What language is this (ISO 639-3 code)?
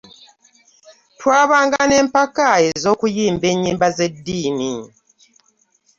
lug